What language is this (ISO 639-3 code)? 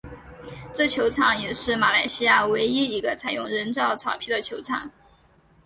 zho